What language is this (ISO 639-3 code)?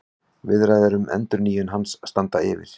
isl